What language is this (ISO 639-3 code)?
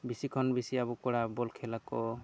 sat